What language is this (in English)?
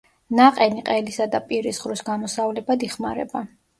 Georgian